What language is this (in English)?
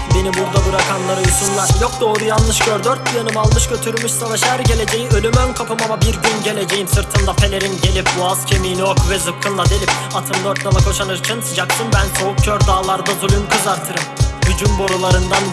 Turkish